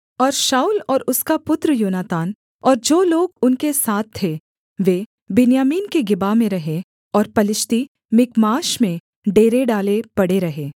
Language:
Hindi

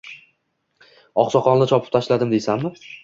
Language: Uzbek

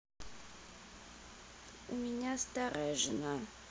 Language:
Russian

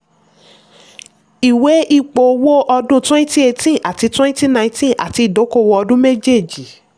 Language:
Yoruba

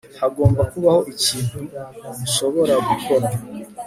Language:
Kinyarwanda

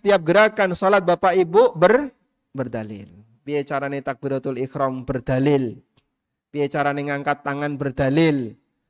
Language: Indonesian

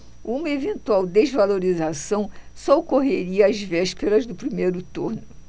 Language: Portuguese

